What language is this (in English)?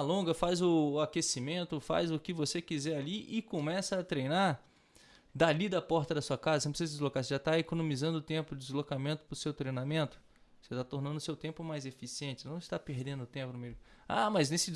Portuguese